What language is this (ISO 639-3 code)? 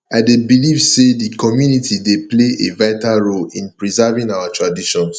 pcm